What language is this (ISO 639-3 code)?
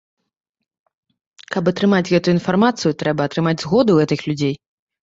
bel